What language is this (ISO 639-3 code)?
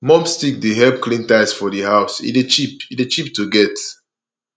pcm